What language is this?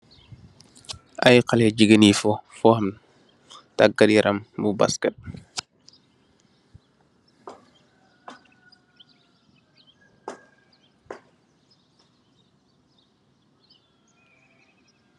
Wolof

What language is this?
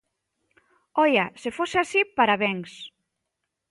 Galician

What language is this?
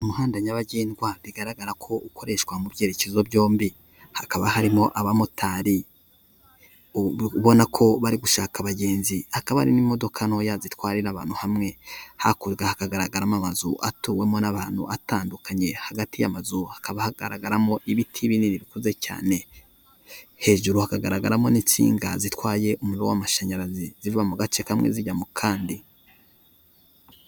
Kinyarwanda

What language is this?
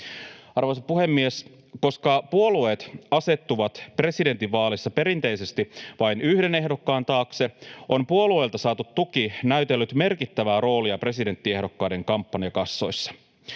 Finnish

